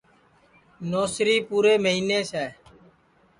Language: Sansi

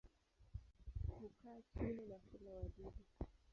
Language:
Swahili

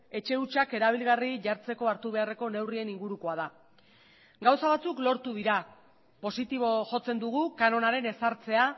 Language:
Basque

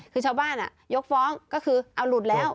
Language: Thai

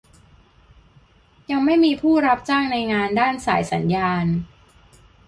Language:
Thai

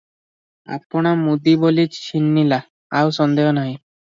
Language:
Odia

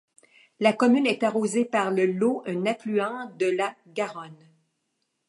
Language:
French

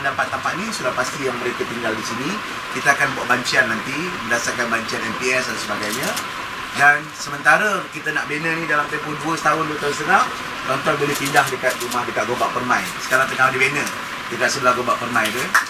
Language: Malay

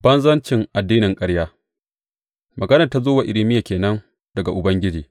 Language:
Hausa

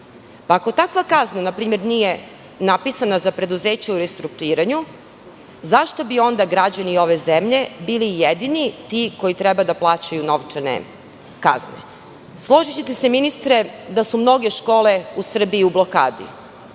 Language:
Serbian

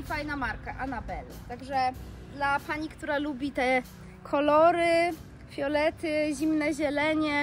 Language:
Polish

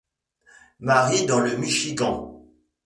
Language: French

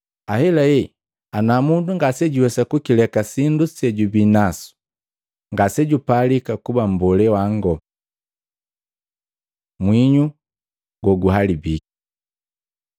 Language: Matengo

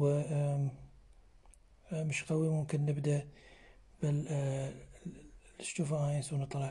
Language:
Arabic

